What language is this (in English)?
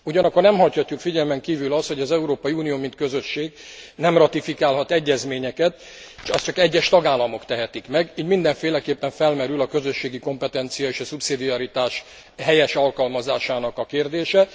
Hungarian